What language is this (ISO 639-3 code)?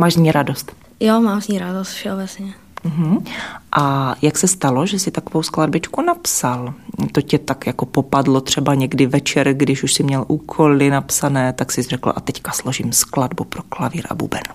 ces